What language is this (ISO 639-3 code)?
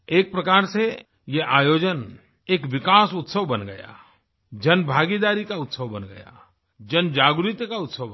hin